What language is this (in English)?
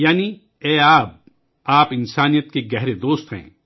Urdu